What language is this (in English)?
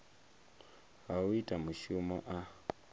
Venda